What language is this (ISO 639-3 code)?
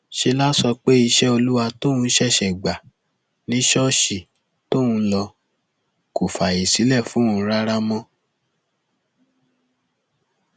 yor